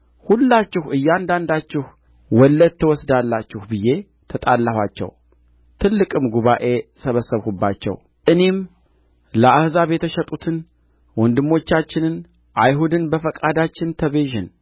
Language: Amharic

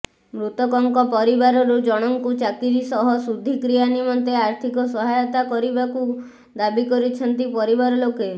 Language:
Odia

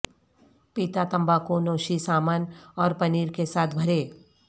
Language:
Urdu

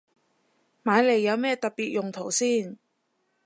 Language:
Cantonese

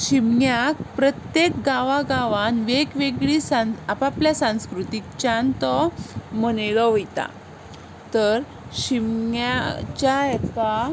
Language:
Konkani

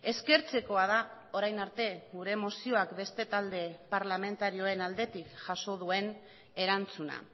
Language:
Basque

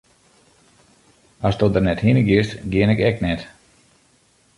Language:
Western Frisian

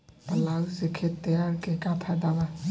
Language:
Bhojpuri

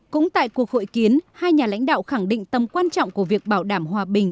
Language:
Vietnamese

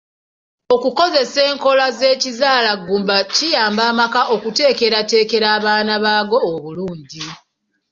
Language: Ganda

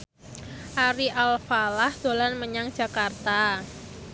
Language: Javanese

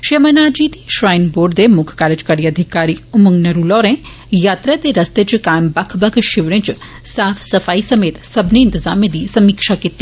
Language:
Dogri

